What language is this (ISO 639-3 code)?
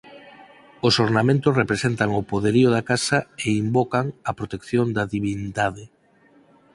glg